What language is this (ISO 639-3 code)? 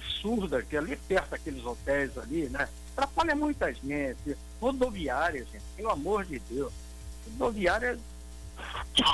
por